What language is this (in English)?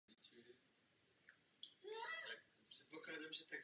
Czech